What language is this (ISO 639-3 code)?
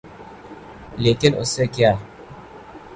urd